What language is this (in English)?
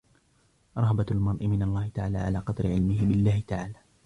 Arabic